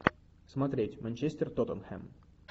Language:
Russian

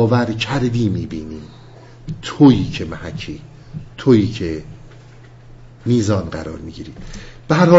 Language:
Persian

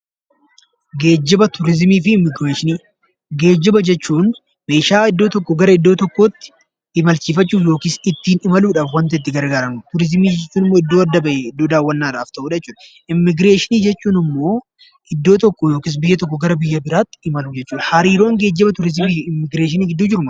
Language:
Oromo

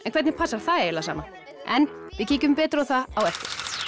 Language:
Icelandic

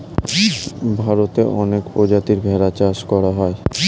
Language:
Bangla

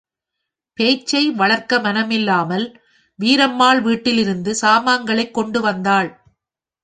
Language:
Tamil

